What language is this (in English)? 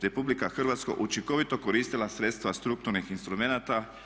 Croatian